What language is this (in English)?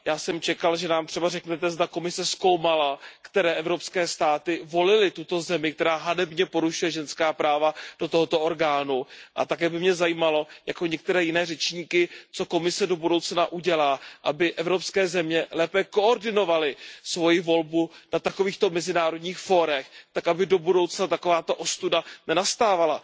Czech